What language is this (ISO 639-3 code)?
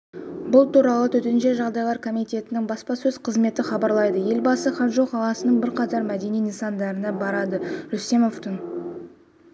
kaz